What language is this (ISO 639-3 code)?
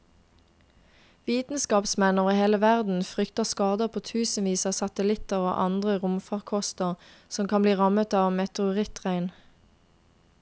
nor